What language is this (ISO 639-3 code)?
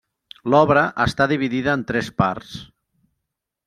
cat